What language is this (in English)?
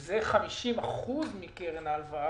Hebrew